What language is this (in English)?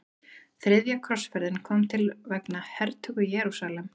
Icelandic